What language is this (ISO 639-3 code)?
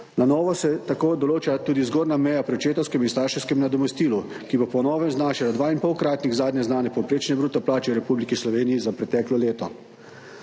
slv